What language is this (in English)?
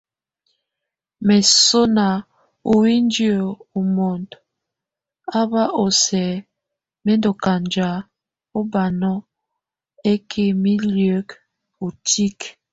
Tunen